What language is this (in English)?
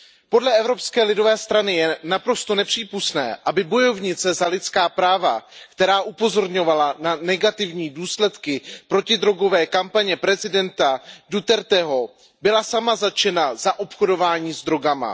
Czech